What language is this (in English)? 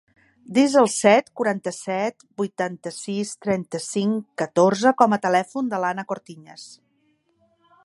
Catalan